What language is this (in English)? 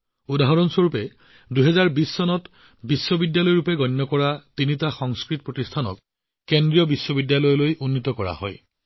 Assamese